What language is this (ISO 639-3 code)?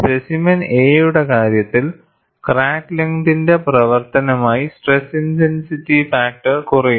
mal